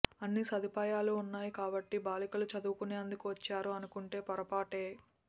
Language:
Telugu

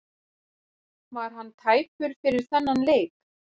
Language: Icelandic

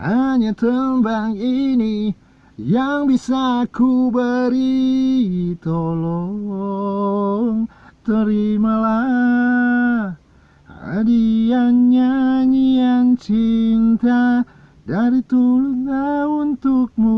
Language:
Indonesian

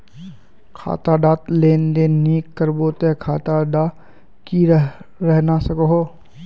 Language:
Magahi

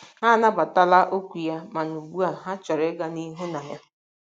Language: Igbo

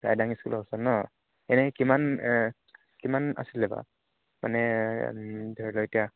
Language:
Assamese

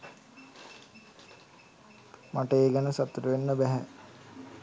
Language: Sinhala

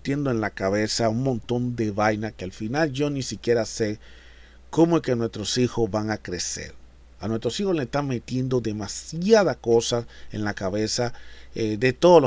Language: Spanish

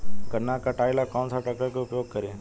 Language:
Bhojpuri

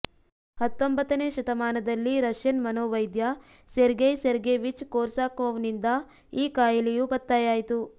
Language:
Kannada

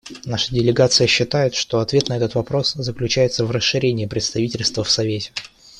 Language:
Russian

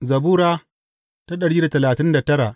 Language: Hausa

